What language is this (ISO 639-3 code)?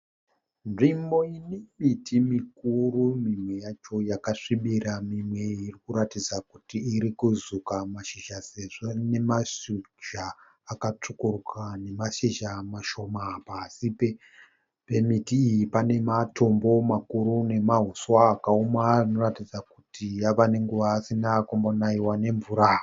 sna